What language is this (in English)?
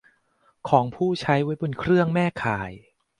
Thai